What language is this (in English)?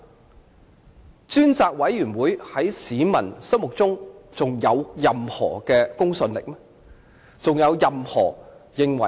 Cantonese